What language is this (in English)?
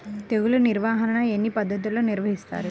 Telugu